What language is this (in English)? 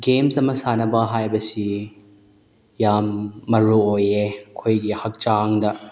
Manipuri